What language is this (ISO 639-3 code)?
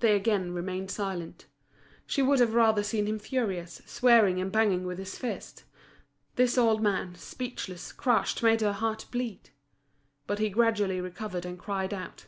eng